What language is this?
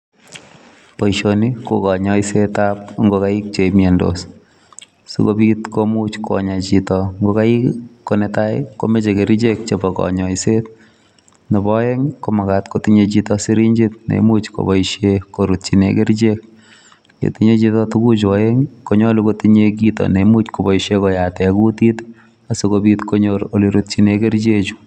Kalenjin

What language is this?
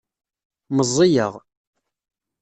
Kabyle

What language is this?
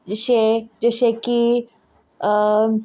Konkani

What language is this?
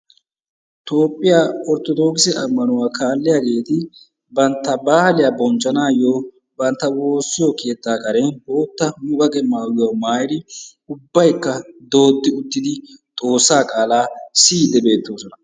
Wolaytta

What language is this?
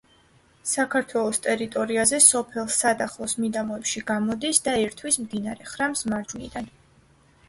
Georgian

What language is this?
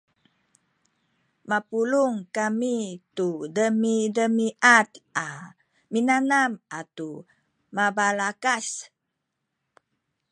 Sakizaya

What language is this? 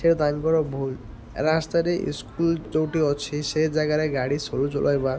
Odia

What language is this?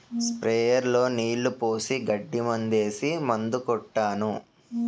Telugu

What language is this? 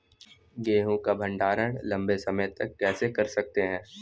Hindi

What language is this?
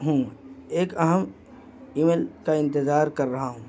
Urdu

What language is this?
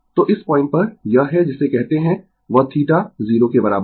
Hindi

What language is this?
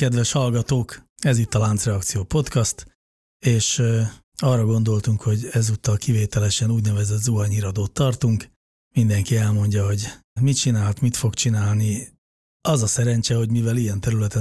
Hungarian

